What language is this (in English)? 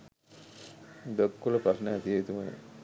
Sinhala